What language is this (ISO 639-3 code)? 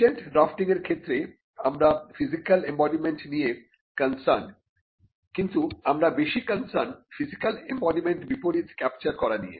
ben